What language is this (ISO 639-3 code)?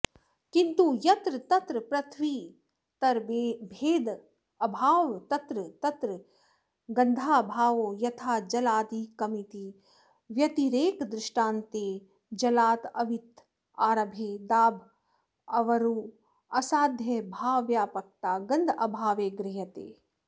san